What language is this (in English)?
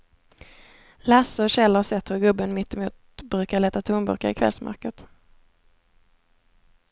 Swedish